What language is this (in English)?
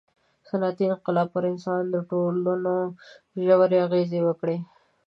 Pashto